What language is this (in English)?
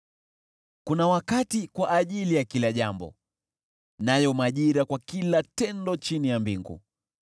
Swahili